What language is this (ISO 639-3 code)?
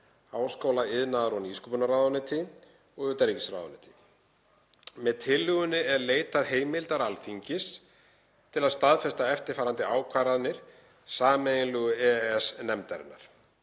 isl